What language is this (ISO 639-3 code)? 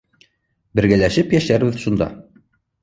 bak